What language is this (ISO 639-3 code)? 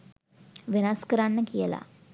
sin